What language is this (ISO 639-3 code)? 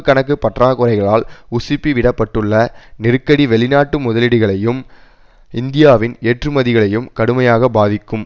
tam